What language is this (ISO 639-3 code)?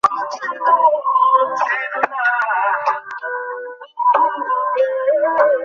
ben